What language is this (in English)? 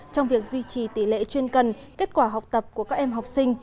Vietnamese